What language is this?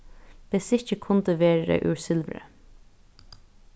Faroese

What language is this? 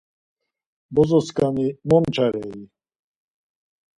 Laz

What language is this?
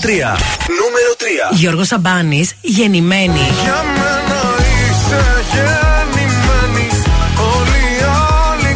Greek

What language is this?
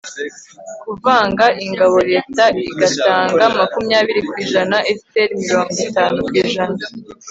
Kinyarwanda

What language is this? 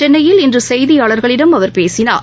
Tamil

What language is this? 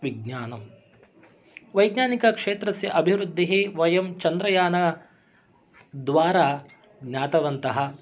Sanskrit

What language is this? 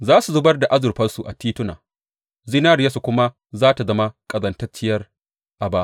Hausa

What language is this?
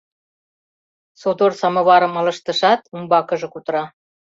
Mari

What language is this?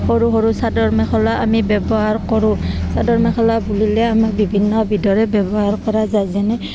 Assamese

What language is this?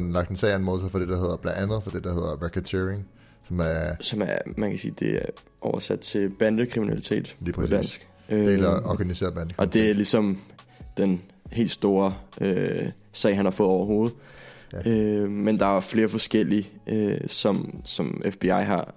Danish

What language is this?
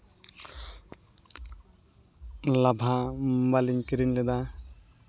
Santali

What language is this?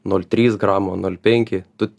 Lithuanian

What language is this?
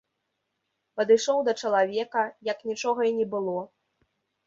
Belarusian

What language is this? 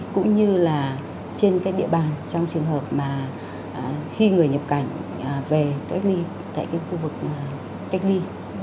Vietnamese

